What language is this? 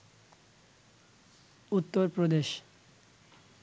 Bangla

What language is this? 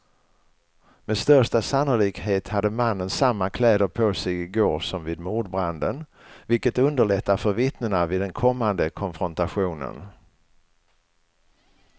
Swedish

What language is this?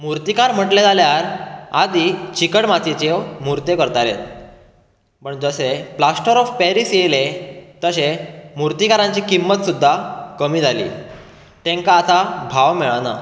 Konkani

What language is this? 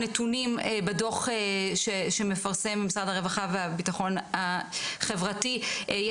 Hebrew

